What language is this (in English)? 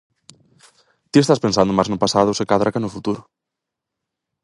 Galician